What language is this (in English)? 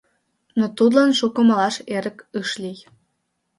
Mari